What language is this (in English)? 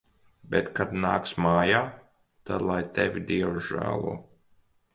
Latvian